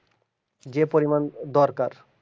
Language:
Bangla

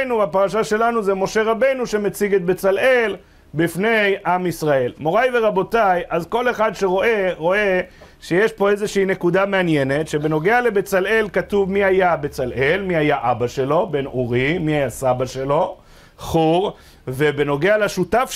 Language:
Hebrew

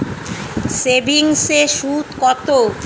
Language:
Bangla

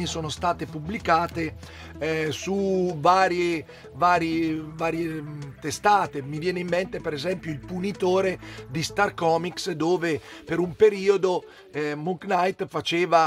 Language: Italian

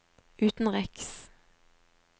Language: Norwegian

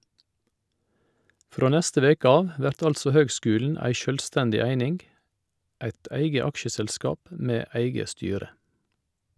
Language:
Norwegian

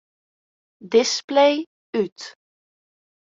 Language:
Western Frisian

